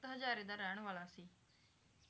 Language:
Punjabi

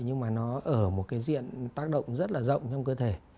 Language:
Vietnamese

